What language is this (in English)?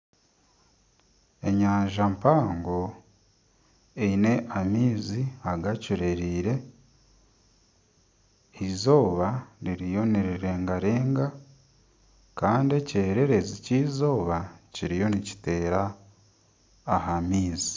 Nyankole